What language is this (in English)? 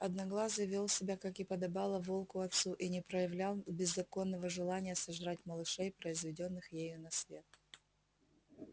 Russian